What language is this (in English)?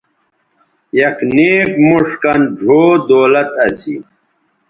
Bateri